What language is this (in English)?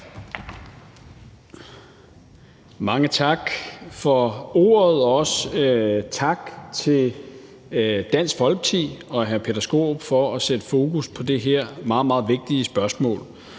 Danish